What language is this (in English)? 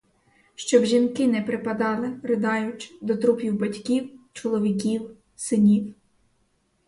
Ukrainian